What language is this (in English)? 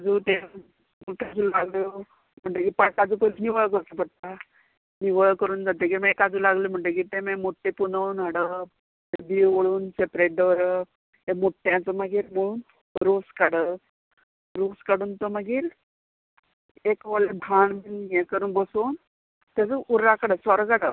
Konkani